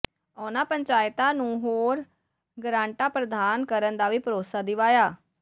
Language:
Punjabi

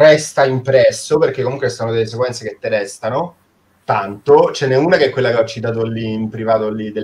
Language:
Italian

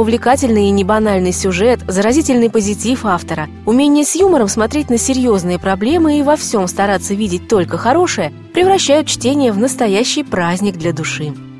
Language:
Russian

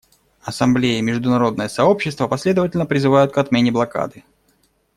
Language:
Russian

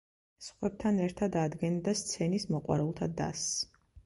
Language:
Georgian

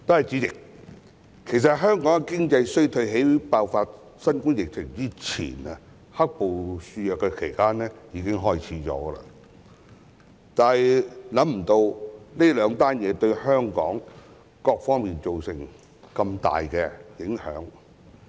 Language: Cantonese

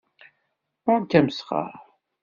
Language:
Kabyle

